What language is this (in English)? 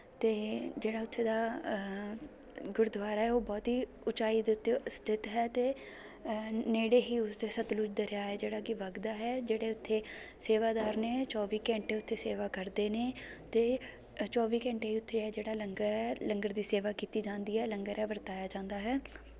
Punjabi